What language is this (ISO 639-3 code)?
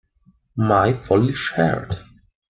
ita